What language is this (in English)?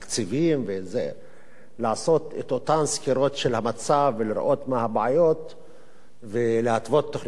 Hebrew